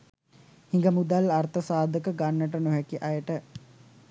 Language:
Sinhala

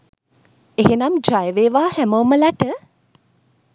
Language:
Sinhala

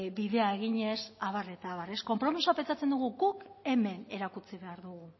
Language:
Basque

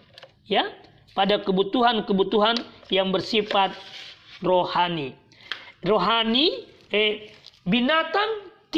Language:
Indonesian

